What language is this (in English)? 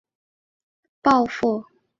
Chinese